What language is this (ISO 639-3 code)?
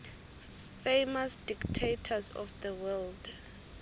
ssw